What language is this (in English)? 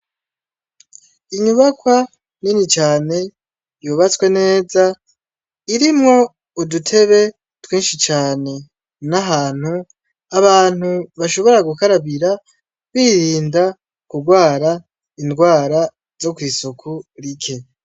Rundi